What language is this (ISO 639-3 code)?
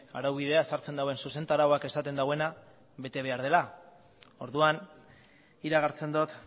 eus